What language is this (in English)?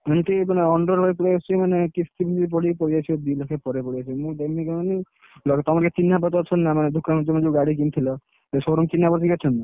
Odia